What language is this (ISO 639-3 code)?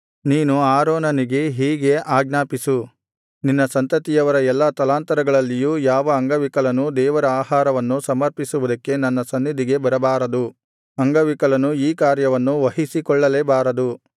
kan